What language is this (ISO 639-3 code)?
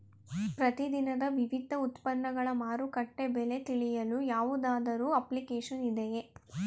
kan